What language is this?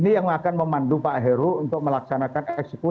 Indonesian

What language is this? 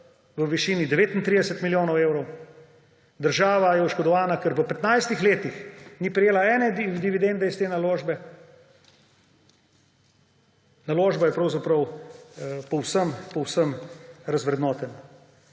Slovenian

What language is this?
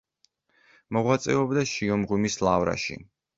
Georgian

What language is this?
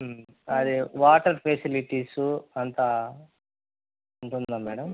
Telugu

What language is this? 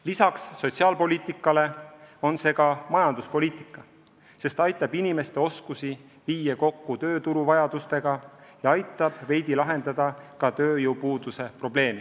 Estonian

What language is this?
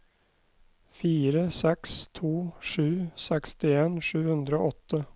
Norwegian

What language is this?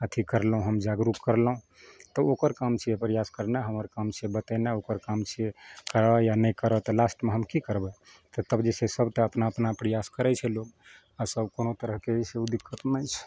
Maithili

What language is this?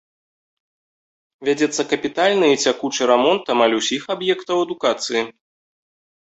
Belarusian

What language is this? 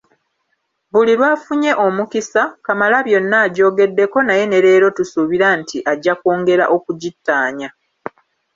Ganda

